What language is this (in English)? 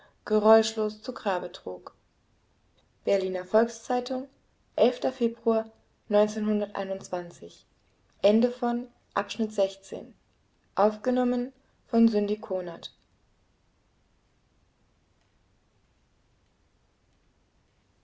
German